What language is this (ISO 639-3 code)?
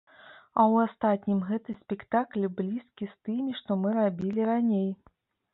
bel